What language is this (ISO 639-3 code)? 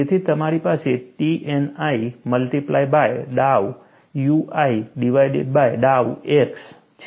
guj